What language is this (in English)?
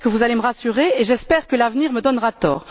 French